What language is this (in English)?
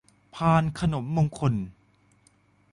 Thai